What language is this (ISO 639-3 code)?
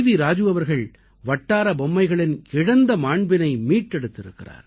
tam